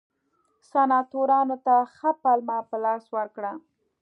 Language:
Pashto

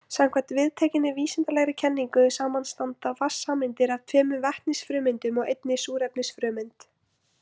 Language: Icelandic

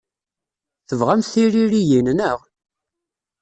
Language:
Kabyle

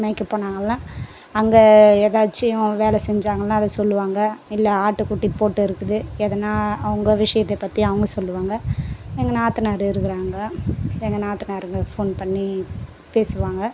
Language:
Tamil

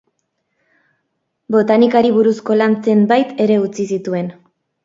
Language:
Basque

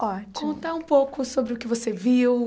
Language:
Portuguese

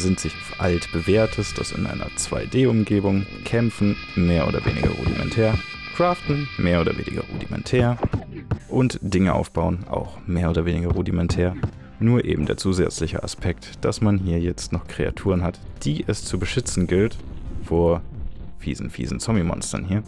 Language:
German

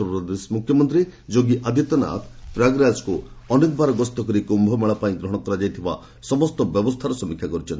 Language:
Odia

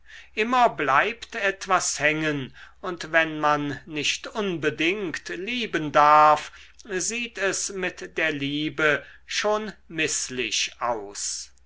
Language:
German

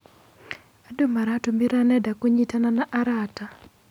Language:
Kikuyu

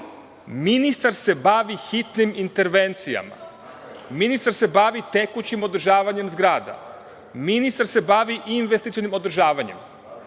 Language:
Serbian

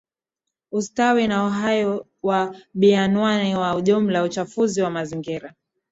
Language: Swahili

